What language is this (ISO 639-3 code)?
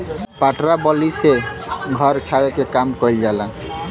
bho